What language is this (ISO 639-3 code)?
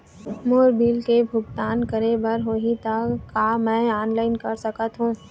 hne